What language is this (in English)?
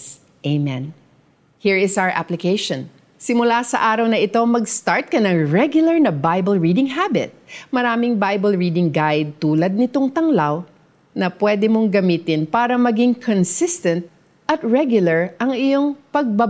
Filipino